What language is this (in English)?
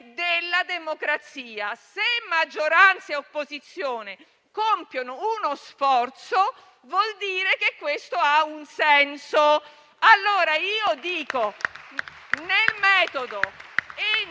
Italian